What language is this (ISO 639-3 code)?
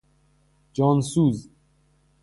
fas